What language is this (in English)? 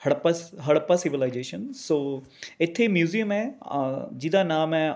Punjabi